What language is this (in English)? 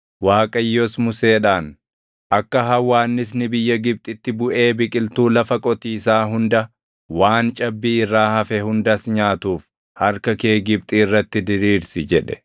Oromo